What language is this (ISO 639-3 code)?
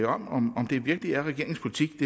dan